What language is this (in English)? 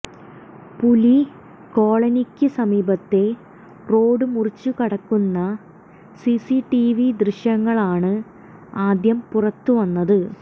Malayalam